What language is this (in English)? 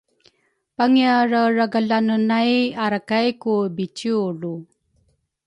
Rukai